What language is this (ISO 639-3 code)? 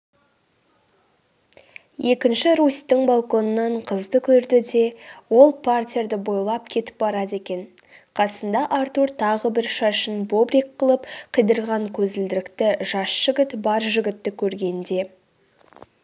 kaz